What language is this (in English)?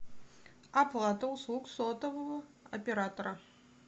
Russian